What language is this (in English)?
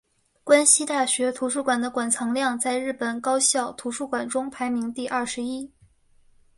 Chinese